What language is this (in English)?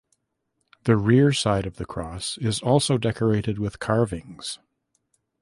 English